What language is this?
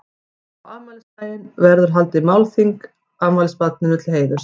Icelandic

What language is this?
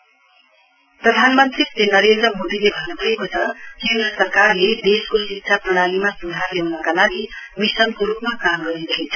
Nepali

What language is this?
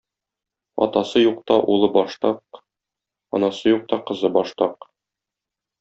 Tatar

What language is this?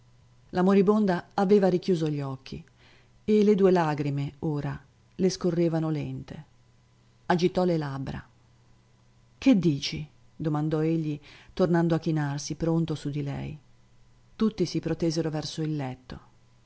Italian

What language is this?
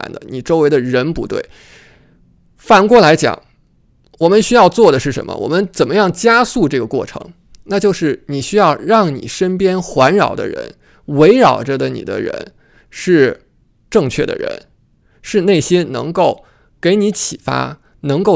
Chinese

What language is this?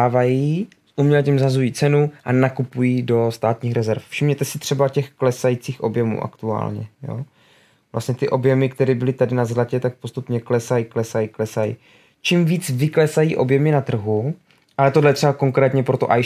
Czech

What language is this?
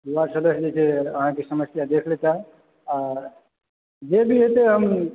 Maithili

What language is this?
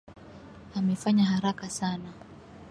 Swahili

